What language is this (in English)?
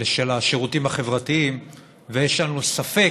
Hebrew